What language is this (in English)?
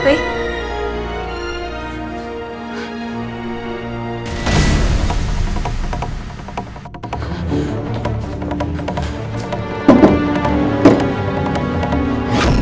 Indonesian